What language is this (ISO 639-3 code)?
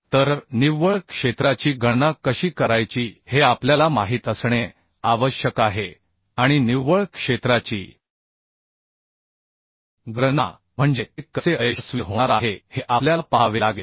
mar